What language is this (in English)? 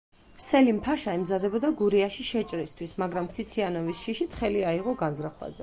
Georgian